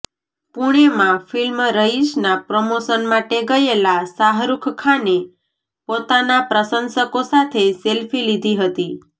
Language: Gujarati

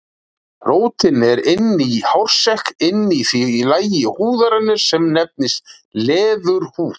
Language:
Icelandic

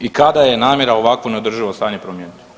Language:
Croatian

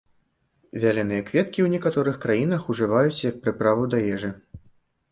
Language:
Belarusian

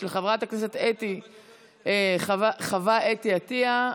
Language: Hebrew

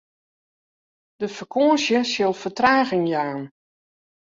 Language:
Western Frisian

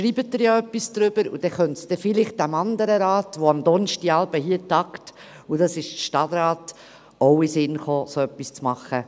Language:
Swiss German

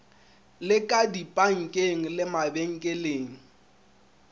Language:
Northern Sotho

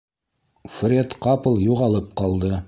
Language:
Bashkir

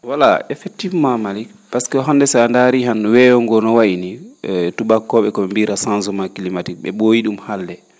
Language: Fula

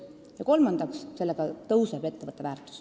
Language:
Estonian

